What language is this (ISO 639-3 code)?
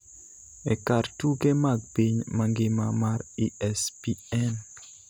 luo